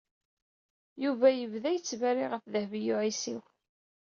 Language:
Kabyle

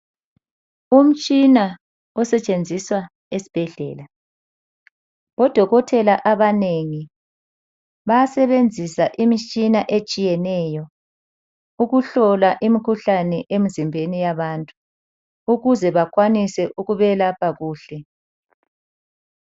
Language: North Ndebele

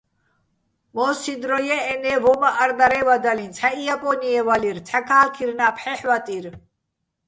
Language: Bats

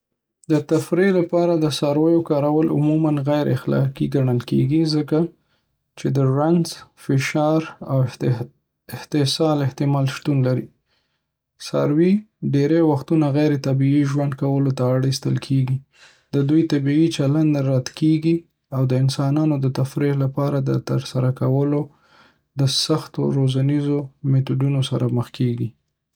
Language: Pashto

